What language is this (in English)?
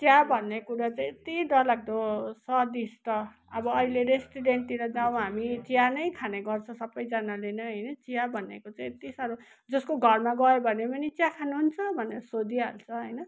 Nepali